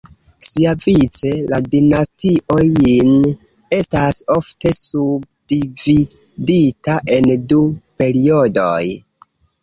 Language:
Esperanto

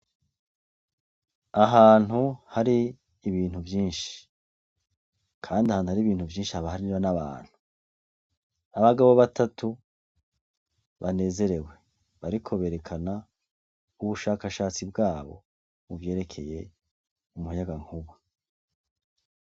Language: Rundi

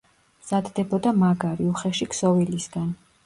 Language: Georgian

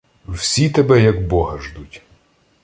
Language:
Ukrainian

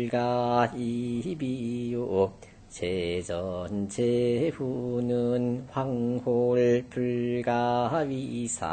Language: Korean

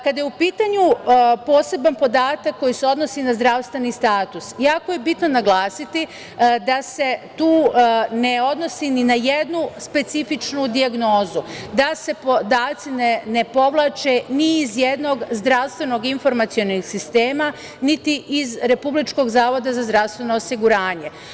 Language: Serbian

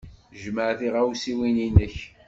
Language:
Kabyle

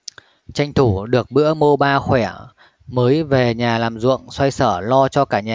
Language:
Vietnamese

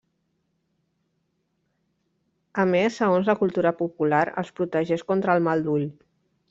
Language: Catalan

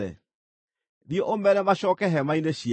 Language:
Kikuyu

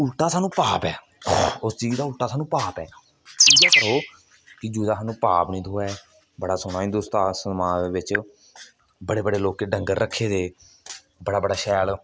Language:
Dogri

